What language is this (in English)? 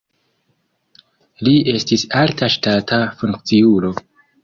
Esperanto